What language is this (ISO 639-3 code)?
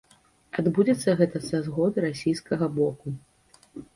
bel